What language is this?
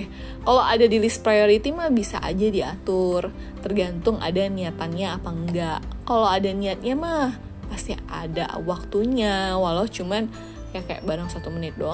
Indonesian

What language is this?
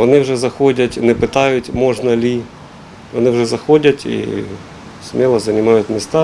Ukrainian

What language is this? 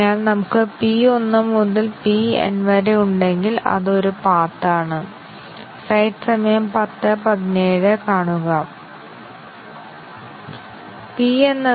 Malayalam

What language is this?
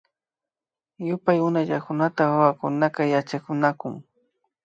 Imbabura Highland Quichua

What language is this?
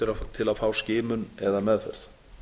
Icelandic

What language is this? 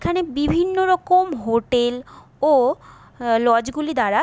Bangla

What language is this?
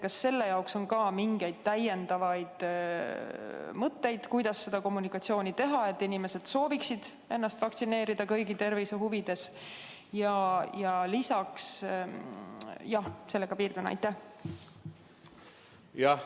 Estonian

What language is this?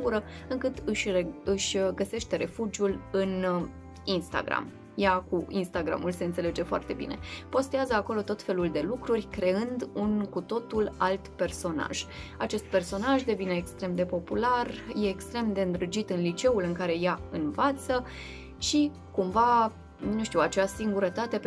Romanian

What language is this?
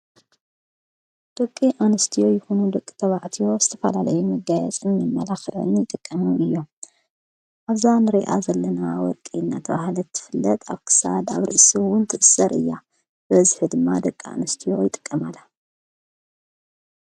Tigrinya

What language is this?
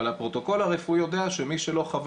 Hebrew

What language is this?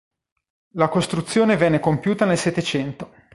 Italian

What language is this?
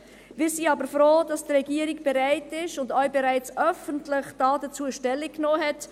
Swiss German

